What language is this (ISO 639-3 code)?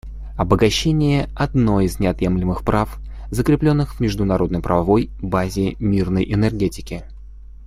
rus